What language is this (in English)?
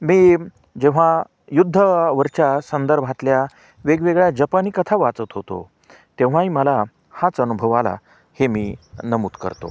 Marathi